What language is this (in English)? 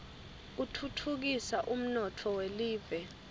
Swati